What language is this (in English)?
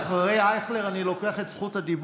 Hebrew